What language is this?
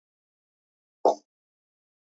Georgian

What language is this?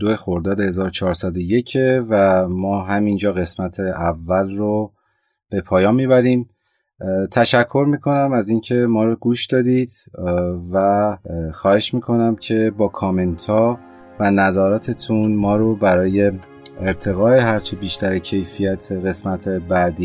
Persian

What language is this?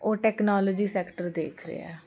Punjabi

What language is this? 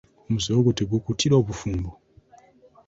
Ganda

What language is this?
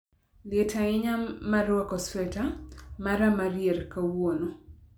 Luo (Kenya and Tanzania)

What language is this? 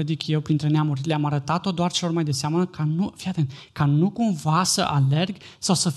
Romanian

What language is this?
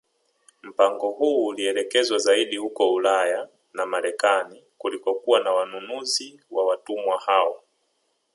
Swahili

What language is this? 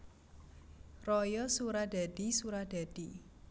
Javanese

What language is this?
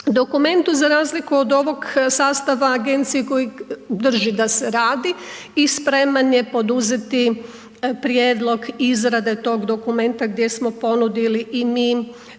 Croatian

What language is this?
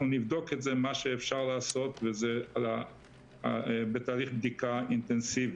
Hebrew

